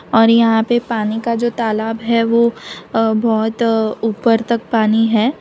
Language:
Hindi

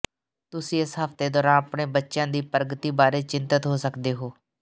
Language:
Punjabi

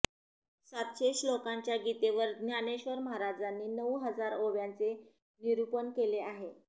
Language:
Marathi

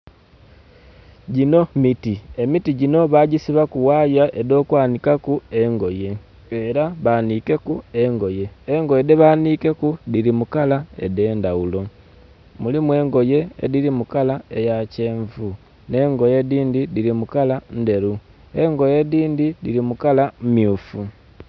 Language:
Soga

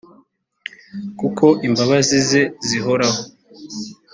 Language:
Kinyarwanda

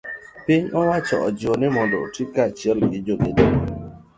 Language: Luo (Kenya and Tanzania)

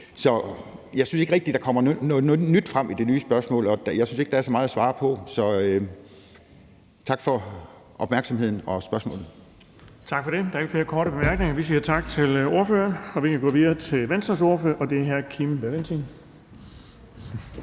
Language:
Danish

